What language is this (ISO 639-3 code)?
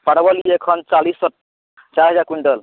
mai